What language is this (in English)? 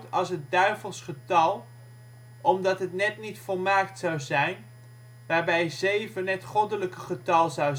Dutch